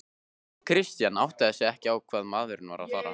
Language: Icelandic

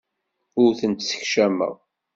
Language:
Kabyle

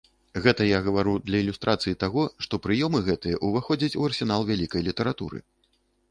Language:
Belarusian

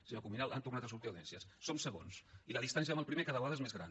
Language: Catalan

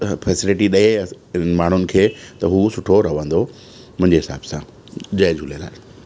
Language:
Sindhi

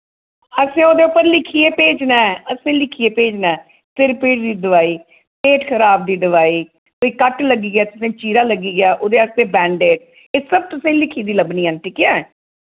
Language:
Dogri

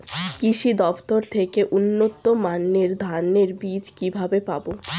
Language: Bangla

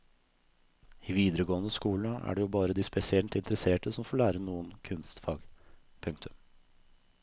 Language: Norwegian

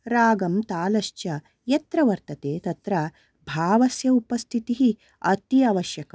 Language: Sanskrit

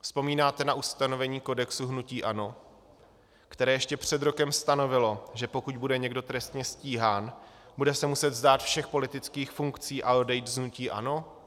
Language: Czech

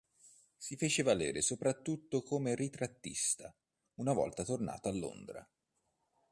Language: Italian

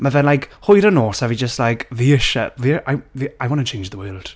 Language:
Welsh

